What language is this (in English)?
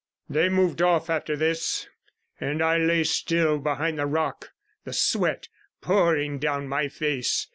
English